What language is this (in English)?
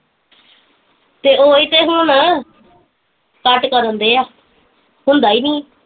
Punjabi